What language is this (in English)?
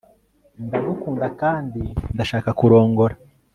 Kinyarwanda